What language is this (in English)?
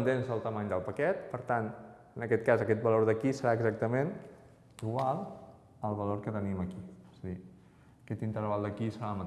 Portuguese